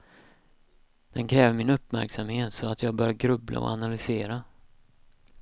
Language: Swedish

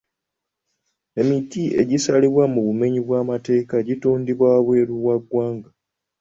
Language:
Ganda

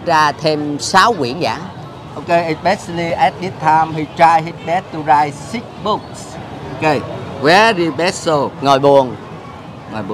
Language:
Vietnamese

